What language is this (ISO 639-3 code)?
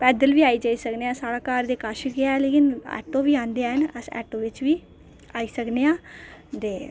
doi